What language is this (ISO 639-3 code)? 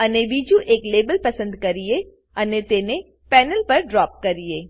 guj